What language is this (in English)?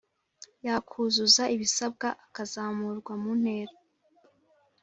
Kinyarwanda